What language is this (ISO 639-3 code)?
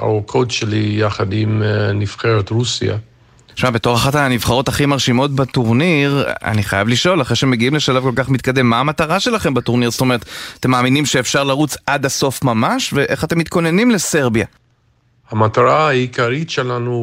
heb